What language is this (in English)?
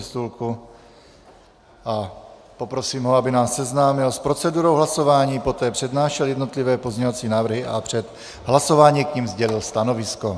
Czech